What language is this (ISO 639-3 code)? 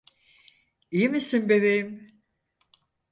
tur